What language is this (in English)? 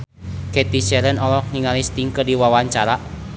Sundanese